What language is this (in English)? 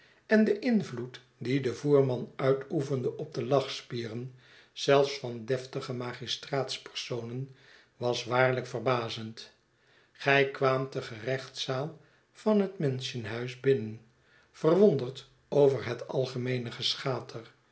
Dutch